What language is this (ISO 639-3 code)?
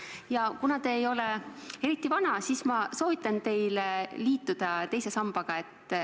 est